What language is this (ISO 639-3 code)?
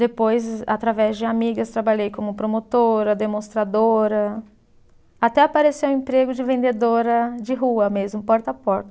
por